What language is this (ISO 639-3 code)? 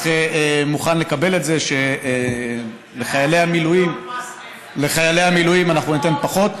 heb